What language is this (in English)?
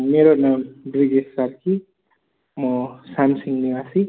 Nepali